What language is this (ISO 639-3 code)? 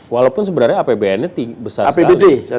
ind